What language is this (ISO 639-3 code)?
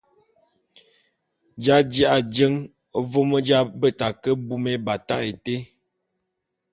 bum